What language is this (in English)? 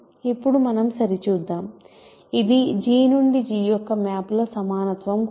Telugu